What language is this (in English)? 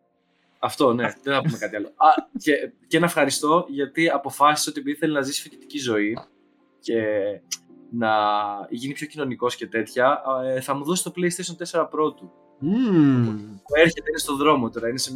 Greek